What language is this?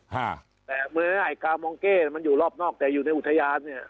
Thai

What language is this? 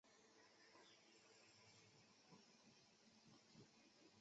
Chinese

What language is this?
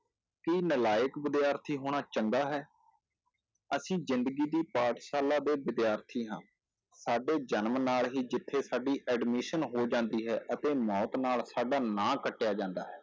Punjabi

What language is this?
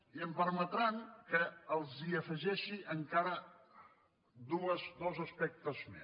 Catalan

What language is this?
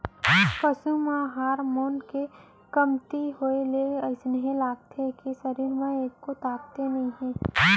Chhattisgarhi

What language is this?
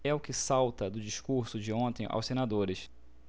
Portuguese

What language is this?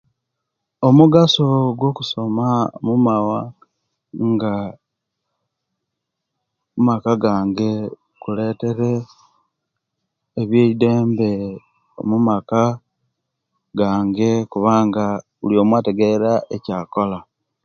Kenyi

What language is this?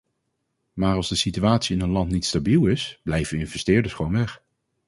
Dutch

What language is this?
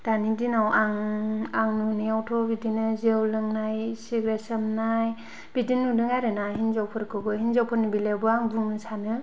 Bodo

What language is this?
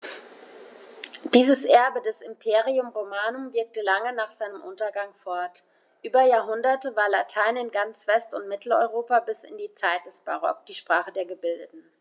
German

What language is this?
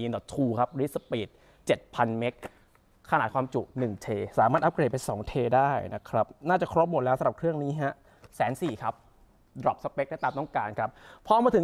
Thai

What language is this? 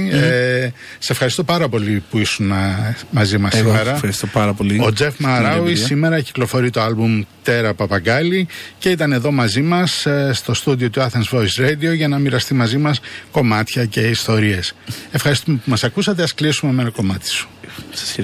Greek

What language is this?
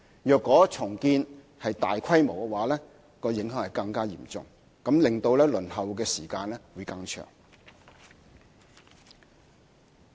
Cantonese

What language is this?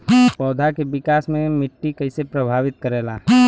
Bhojpuri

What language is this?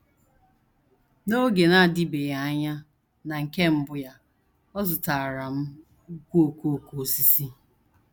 Igbo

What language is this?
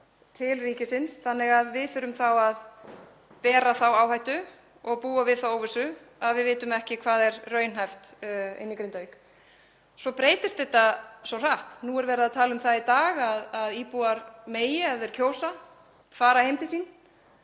Icelandic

